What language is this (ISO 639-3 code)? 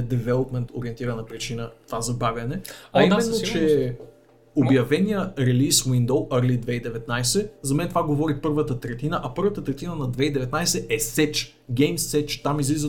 bul